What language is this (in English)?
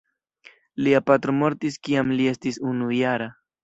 Esperanto